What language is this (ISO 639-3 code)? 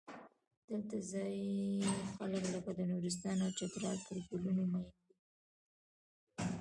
pus